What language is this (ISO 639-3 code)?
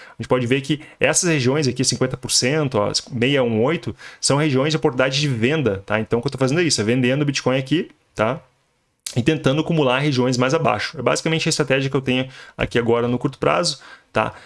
por